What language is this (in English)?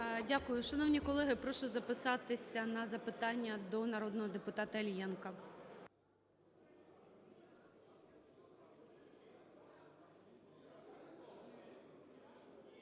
Ukrainian